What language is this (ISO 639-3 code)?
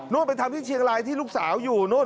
tha